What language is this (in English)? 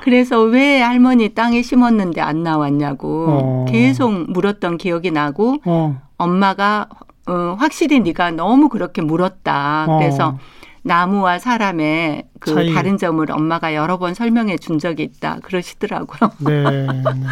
Korean